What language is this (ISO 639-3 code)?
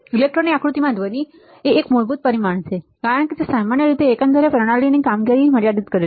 guj